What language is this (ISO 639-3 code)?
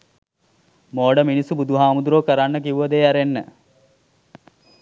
sin